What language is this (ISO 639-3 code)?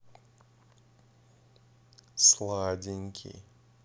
rus